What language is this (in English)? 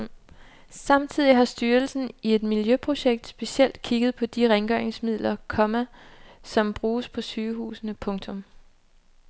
Danish